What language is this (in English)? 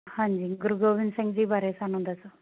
Punjabi